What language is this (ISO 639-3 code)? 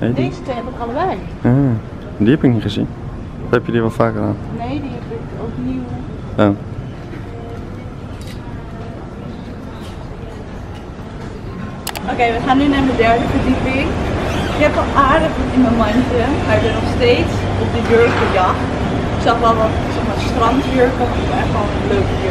nld